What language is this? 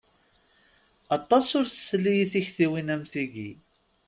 Kabyle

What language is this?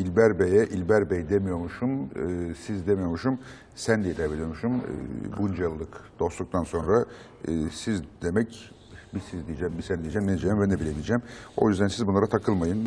Turkish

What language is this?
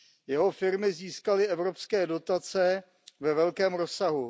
Czech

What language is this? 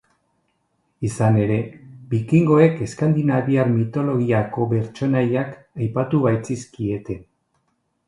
Basque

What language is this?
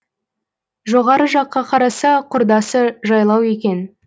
Kazakh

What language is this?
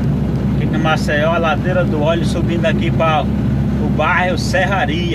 Portuguese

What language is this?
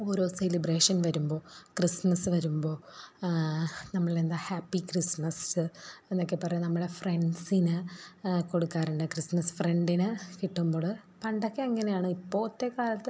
Malayalam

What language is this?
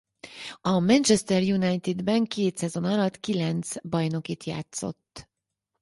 Hungarian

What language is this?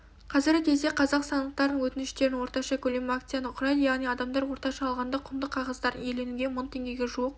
Kazakh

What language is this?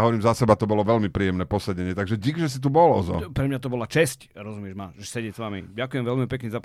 Slovak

